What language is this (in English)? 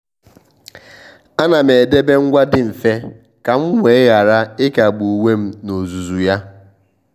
Igbo